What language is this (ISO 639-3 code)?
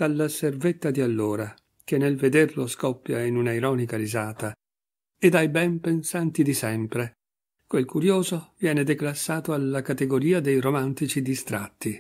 ita